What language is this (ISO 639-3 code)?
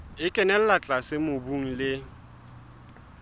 sot